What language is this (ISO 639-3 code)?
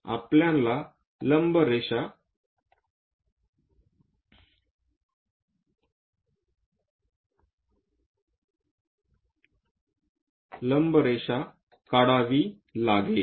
mar